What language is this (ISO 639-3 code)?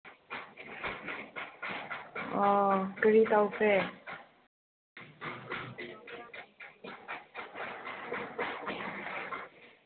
mni